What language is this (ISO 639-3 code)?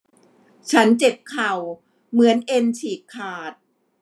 tha